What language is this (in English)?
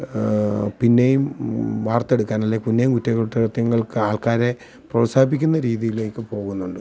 Malayalam